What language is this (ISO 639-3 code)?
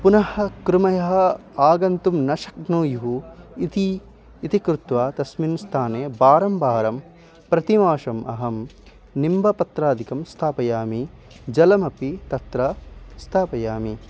san